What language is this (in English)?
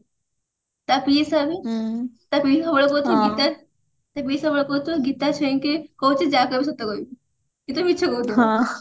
Odia